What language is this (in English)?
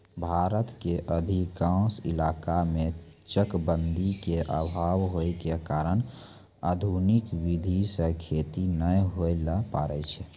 Maithili